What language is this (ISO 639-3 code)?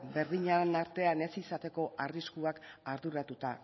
eus